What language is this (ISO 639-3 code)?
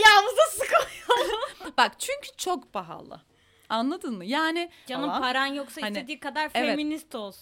tur